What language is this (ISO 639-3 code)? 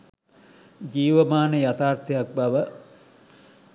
sin